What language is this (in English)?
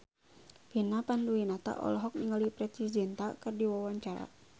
Sundanese